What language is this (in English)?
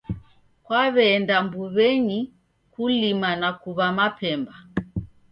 Taita